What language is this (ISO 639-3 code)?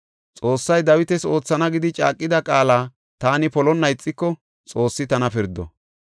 gof